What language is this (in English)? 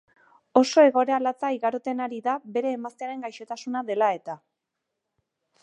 Basque